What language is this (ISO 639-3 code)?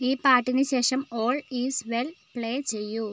mal